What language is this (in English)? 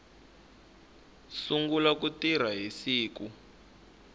Tsonga